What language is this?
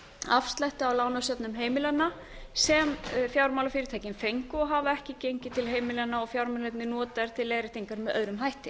Icelandic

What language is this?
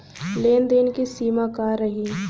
Bhojpuri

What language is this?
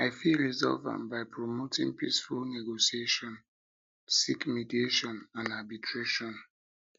Nigerian Pidgin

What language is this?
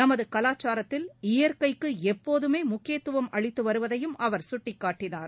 Tamil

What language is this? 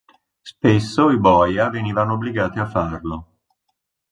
Italian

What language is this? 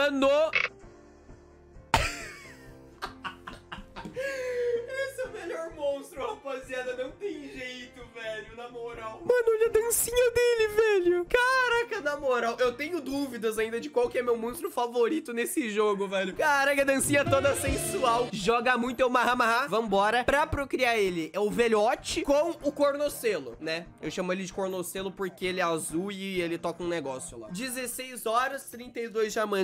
Portuguese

